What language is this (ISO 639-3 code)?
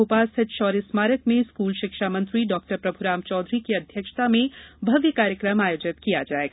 hin